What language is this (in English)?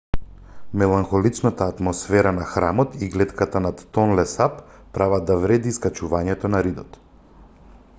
Macedonian